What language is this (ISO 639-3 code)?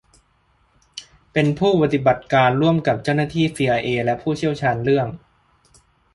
tha